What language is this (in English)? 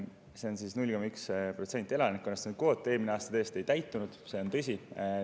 Estonian